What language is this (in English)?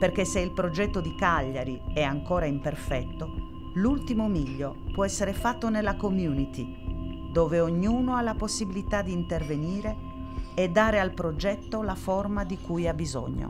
Italian